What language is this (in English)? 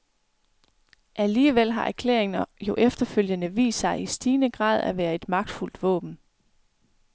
Danish